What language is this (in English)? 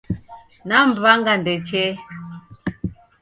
Taita